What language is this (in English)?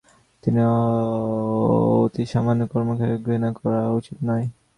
Bangla